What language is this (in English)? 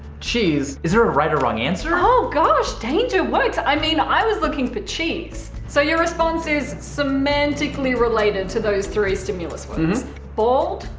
English